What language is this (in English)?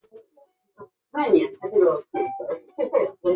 Chinese